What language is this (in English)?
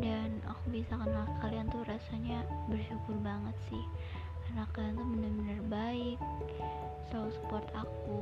Indonesian